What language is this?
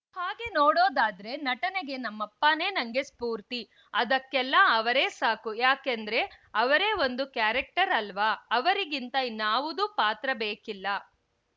Kannada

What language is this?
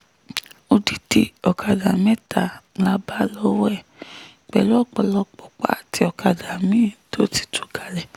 Yoruba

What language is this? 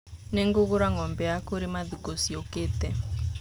Kikuyu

